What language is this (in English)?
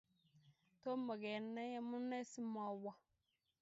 Kalenjin